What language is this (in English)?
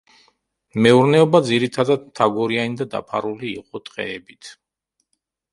Georgian